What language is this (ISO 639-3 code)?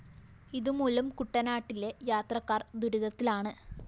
mal